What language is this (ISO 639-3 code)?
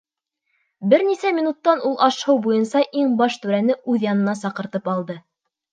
bak